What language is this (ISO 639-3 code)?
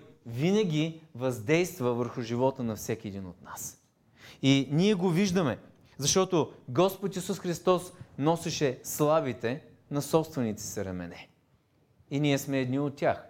bul